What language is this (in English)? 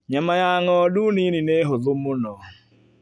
Kikuyu